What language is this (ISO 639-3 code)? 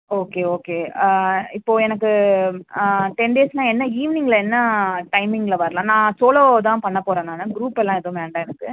tam